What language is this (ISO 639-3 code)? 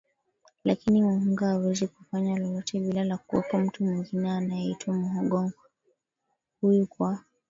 swa